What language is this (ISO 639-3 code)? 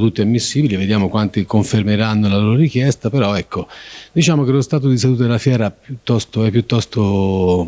ita